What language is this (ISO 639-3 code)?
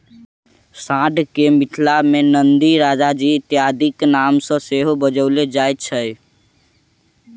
mai